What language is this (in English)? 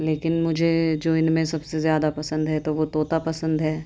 Urdu